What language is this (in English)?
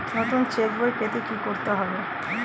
Bangla